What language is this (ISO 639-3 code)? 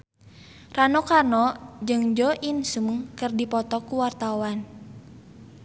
sun